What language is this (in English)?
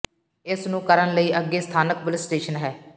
Punjabi